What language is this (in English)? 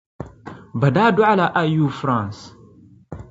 Dagbani